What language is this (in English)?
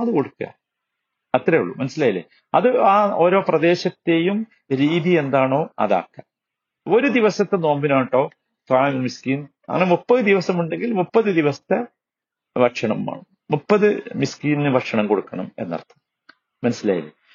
Malayalam